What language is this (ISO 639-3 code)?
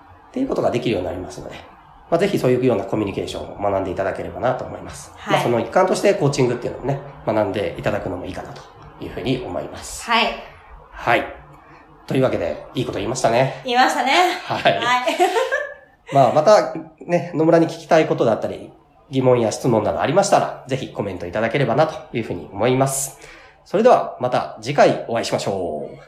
jpn